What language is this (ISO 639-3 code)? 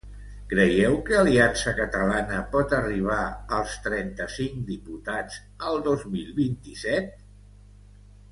cat